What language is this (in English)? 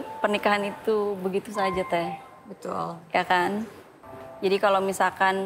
Indonesian